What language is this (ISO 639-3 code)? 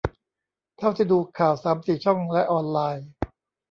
tha